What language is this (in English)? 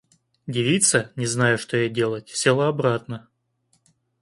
Russian